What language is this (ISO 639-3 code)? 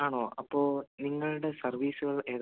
mal